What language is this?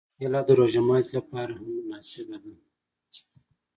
Pashto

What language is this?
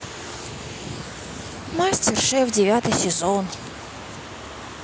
Russian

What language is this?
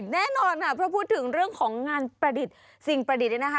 Thai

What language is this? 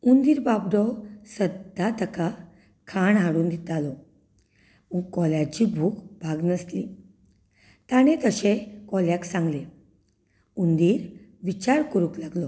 Konkani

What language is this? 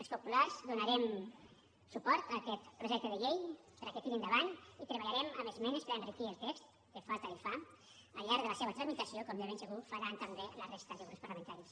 Catalan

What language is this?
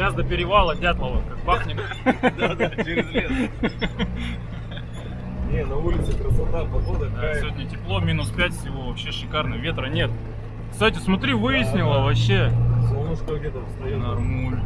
Russian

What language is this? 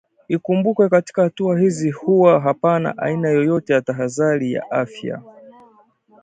Swahili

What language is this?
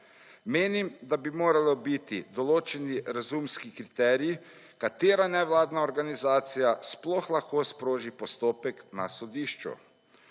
Slovenian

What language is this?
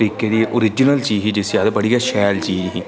Dogri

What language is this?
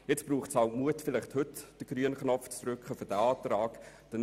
Swiss German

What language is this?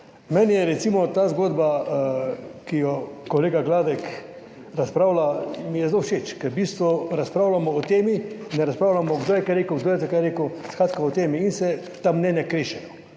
Slovenian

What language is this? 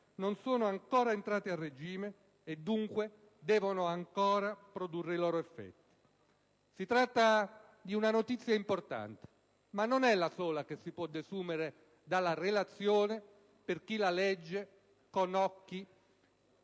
Italian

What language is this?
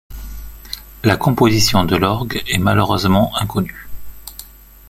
French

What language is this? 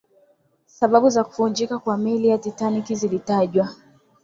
Swahili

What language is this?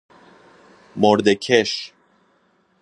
Persian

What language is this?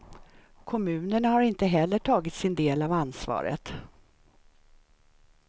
Swedish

